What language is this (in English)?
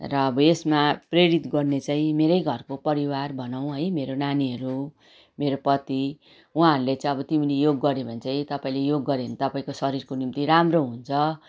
Nepali